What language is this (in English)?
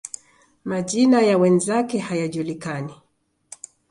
Swahili